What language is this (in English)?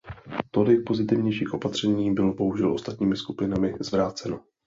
Czech